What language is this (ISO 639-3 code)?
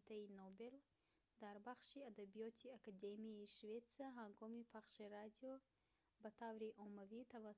tgk